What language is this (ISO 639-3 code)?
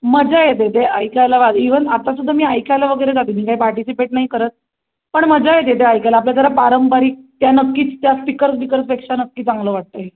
mar